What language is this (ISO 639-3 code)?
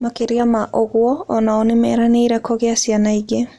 kik